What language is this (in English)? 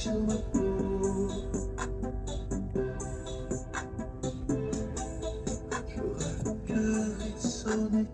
French